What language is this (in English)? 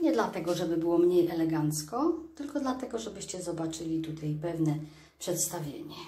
Polish